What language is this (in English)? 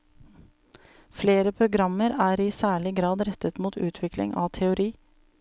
Norwegian